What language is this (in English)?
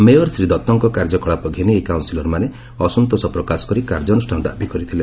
Odia